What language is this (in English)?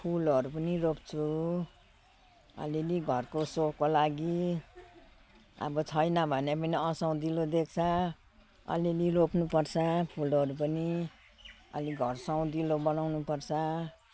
Nepali